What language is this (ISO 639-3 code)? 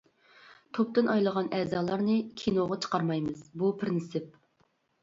uig